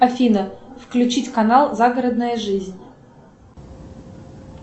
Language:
Russian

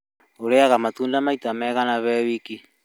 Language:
Kikuyu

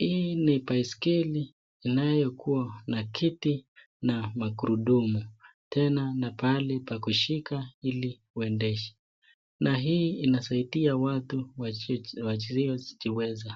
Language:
Swahili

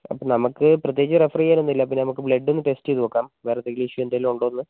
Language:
Malayalam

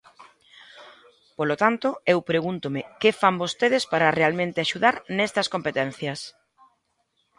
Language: Galician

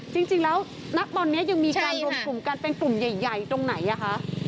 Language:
Thai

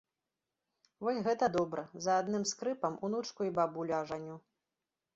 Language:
Belarusian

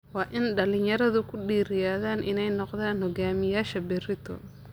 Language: Somali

